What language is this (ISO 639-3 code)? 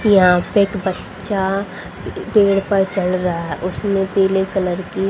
hin